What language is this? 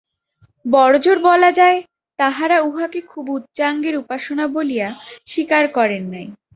Bangla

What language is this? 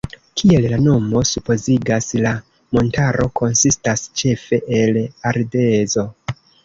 Esperanto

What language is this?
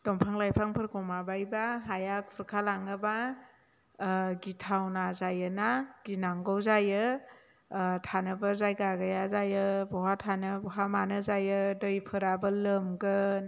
Bodo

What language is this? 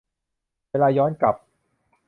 Thai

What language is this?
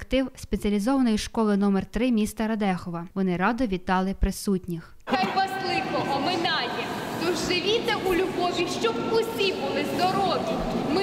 Ukrainian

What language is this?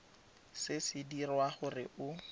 Tswana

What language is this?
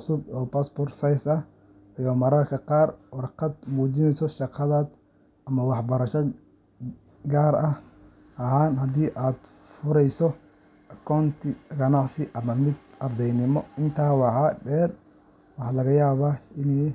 Somali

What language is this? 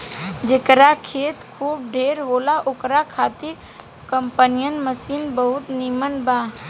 Bhojpuri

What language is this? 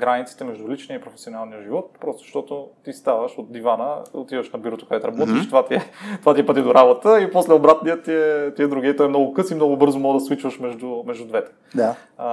Bulgarian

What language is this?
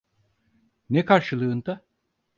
Turkish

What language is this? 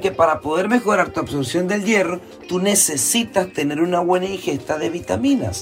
Spanish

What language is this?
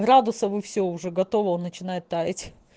Russian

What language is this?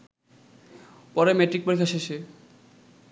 Bangla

